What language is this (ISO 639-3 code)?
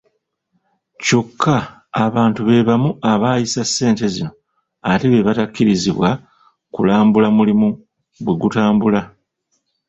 lug